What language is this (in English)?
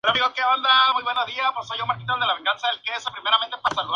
Spanish